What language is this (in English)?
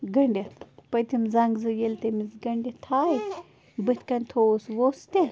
Kashmiri